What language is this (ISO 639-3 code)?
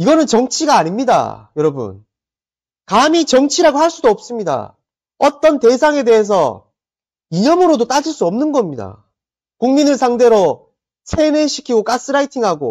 kor